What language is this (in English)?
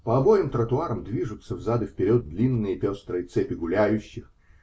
Russian